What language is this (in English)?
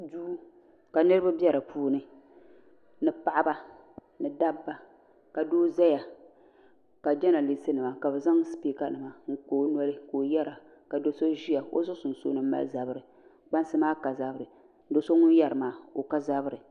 Dagbani